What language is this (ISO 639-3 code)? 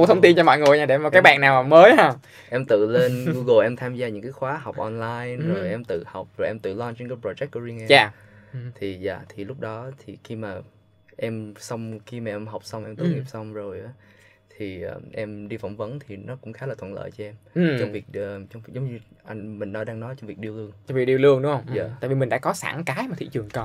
vie